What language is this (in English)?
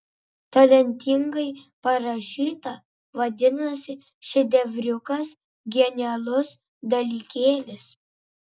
Lithuanian